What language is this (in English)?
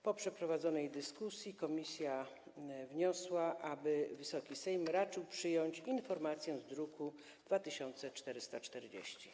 Polish